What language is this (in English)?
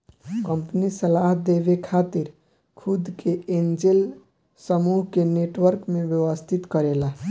Bhojpuri